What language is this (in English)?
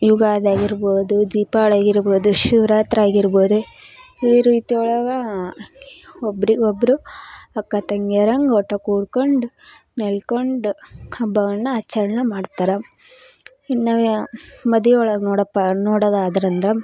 Kannada